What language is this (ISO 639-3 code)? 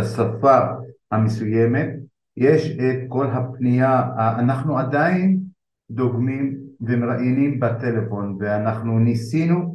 heb